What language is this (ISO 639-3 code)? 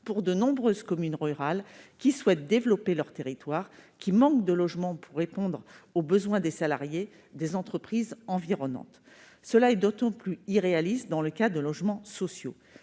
fra